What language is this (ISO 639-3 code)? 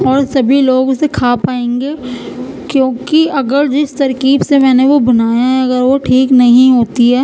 urd